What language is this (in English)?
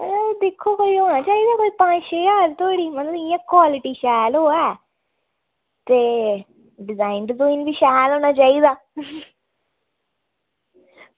Dogri